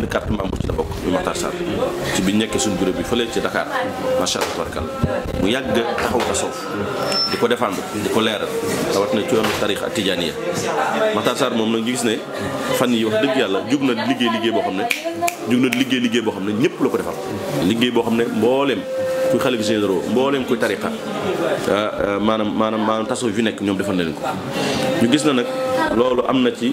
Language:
Dutch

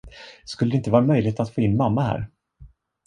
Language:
Swedish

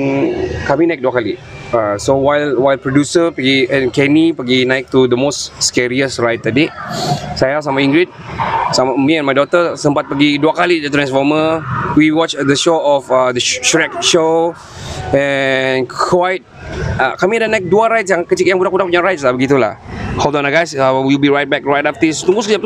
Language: Malay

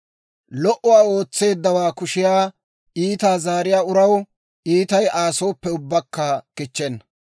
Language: Dawro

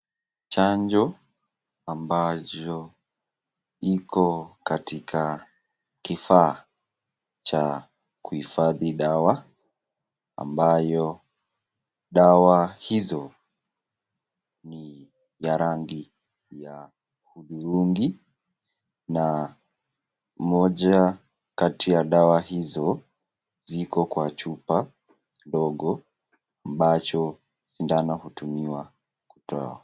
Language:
Swahili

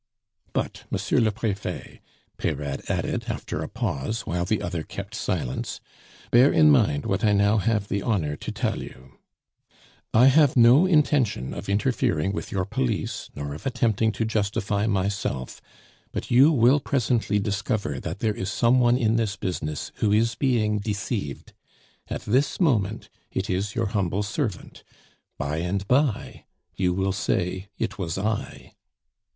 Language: English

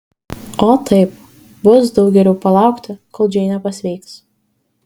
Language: Lithuanian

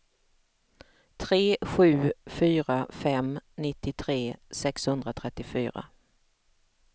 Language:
Swedish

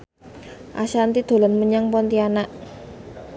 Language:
Javanese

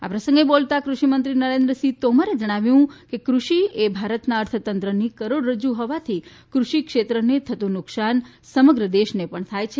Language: Gujarati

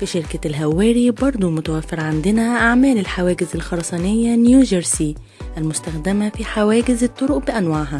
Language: Arabic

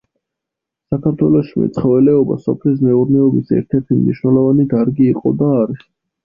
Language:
Georgian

